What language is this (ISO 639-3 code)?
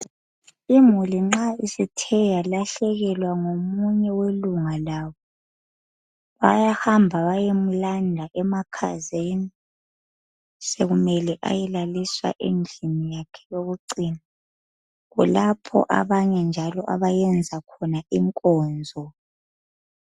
nde